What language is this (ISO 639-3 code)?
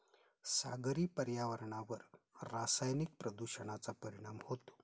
mar